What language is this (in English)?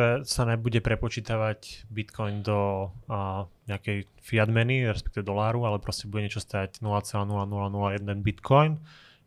Slovak